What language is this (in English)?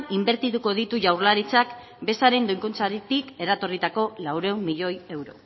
Basque